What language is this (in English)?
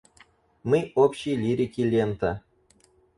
Russian